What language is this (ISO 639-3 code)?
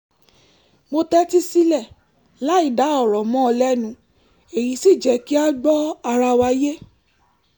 yor